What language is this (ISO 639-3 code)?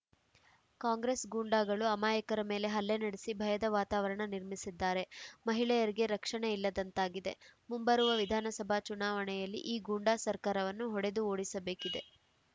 kan